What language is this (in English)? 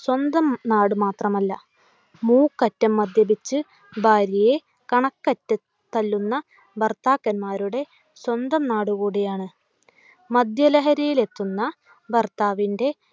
Malayalam